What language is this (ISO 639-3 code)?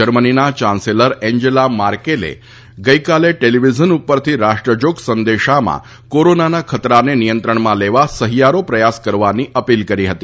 guj